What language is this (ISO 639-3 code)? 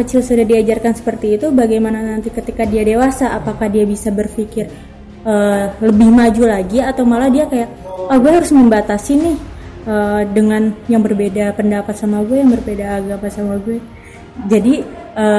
ind